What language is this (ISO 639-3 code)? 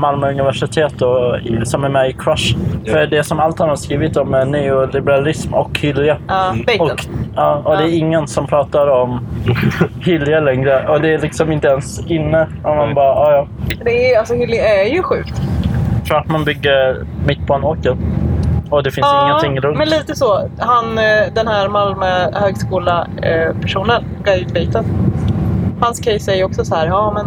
swe